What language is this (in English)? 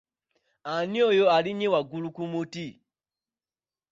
Ganda